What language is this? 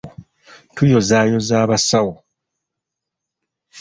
Ganda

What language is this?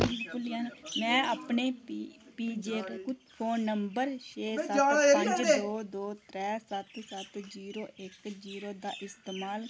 Dogri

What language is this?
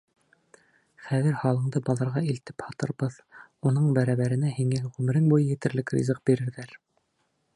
Bashkir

